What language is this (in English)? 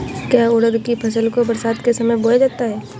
Hindi